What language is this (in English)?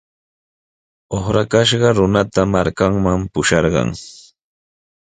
Sihuas Ancash Quechua